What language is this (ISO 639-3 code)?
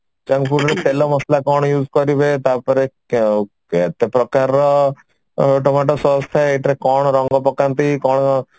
ori